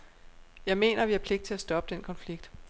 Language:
Danish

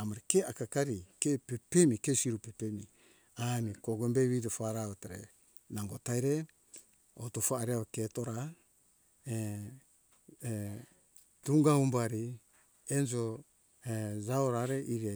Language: Hunjara-Kaina Ke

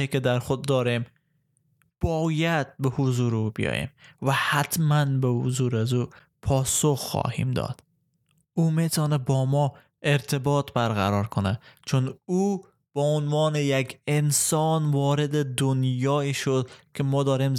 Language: Persian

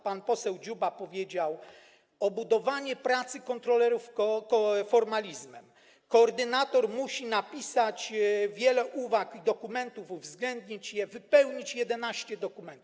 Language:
Polish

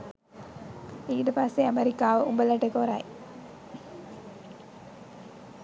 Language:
Sinhala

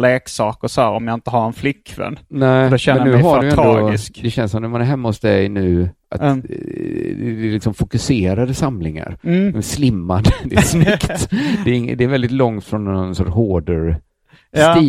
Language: Swedish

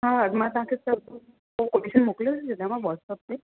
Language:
Sindhi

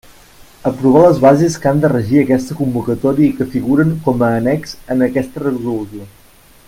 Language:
Catalan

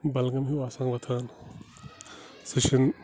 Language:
Kashmiri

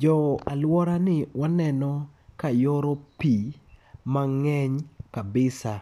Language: Luo (Kenya and Tanzania)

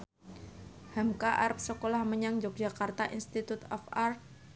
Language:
Javanese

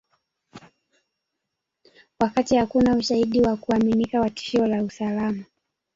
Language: Swahili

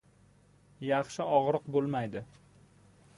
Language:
Uzbek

